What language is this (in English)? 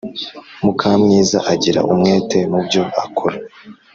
Kinyarwanda